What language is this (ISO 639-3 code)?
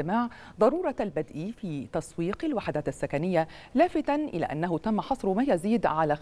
ara